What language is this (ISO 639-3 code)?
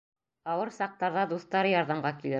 bak